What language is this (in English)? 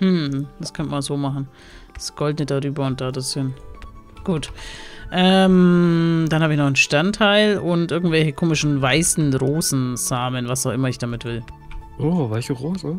German